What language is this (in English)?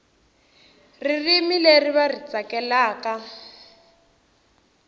Tsonga